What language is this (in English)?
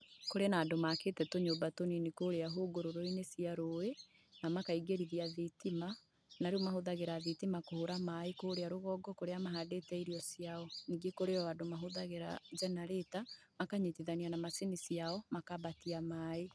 Kikuyu